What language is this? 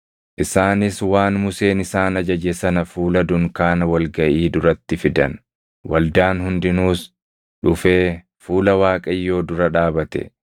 Oromo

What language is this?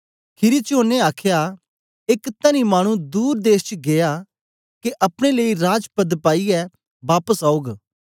Dogri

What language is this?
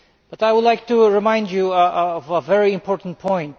English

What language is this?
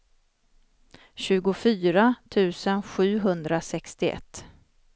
Swedish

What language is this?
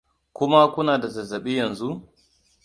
Hausa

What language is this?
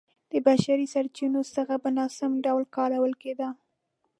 Pashto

